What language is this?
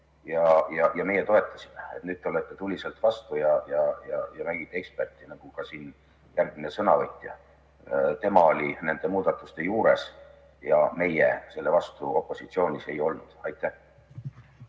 Estonian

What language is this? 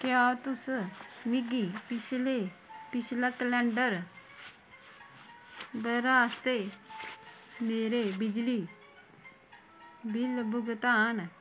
Dogri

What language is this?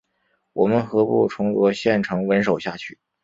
Chinese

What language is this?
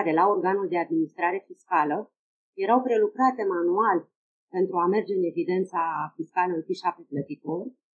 Romanian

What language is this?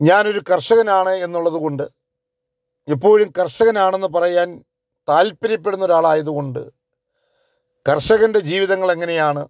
Malayalam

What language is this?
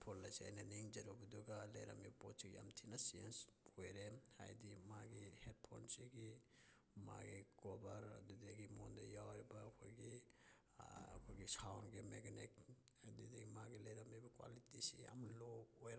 Manipuri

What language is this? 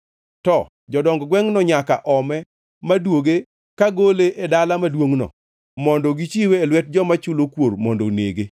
Luo (Kenya and Tanzania)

